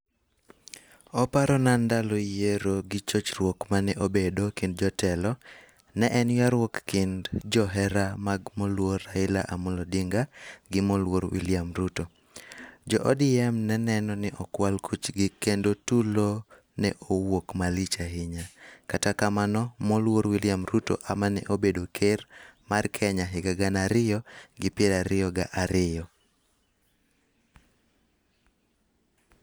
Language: Luo (Kenya and Tanzania)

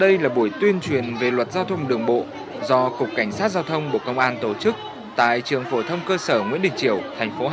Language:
Vietnamese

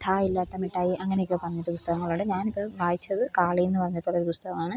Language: Malayalam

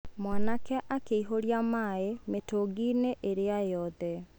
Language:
Kikuyu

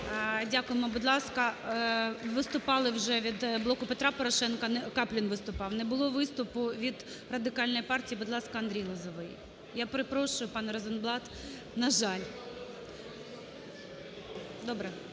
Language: Ukrainian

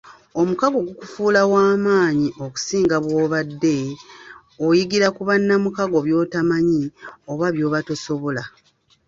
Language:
Ganda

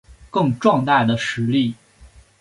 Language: Chinese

